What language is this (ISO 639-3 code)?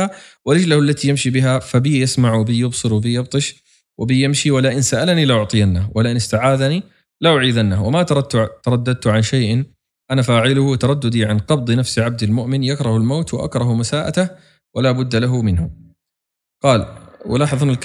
ara